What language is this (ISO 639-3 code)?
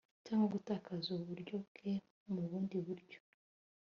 kin